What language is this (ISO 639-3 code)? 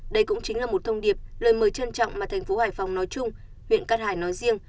vie